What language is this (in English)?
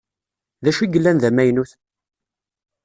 Kabyle